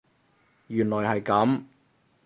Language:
Cantonese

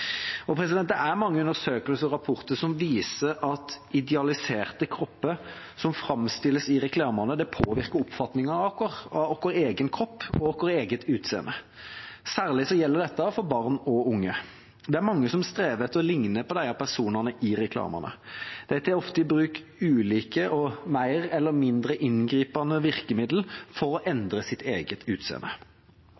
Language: Norwegian Bokmål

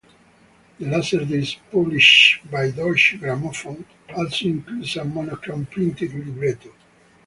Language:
English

